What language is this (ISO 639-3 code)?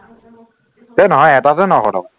asm